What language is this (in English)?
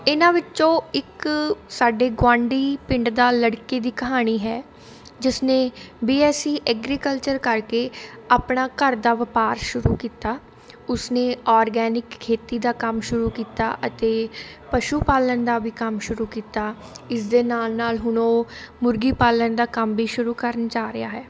Punjabi